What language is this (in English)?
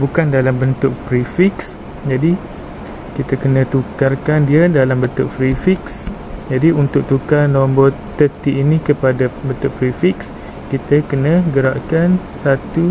Malay